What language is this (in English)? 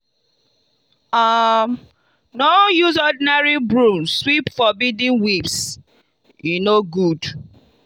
Nigerian Pidgin